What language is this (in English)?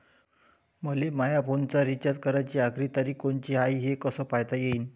Marathi